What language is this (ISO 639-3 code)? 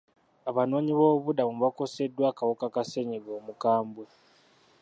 lug